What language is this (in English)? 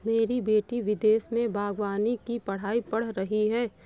Hindi